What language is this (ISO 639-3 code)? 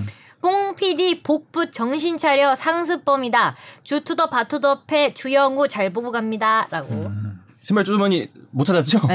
kor